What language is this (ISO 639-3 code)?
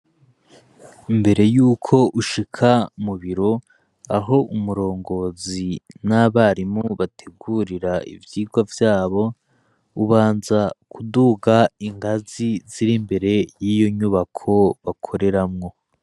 run